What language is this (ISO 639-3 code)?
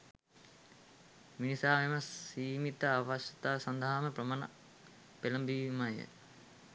sin